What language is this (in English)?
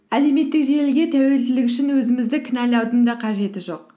Kazakh